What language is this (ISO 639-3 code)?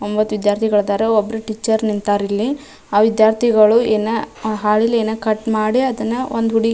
kan